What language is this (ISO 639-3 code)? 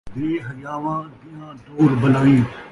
skr